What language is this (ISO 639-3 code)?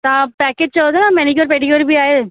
snd